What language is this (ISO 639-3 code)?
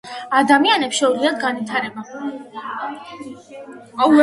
kat